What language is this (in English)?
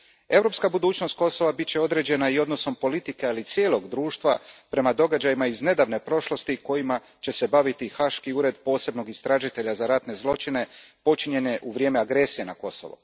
Croatian